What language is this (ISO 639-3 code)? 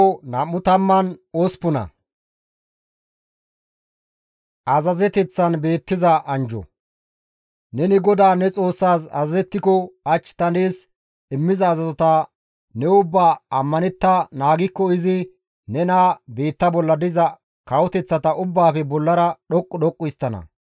gmv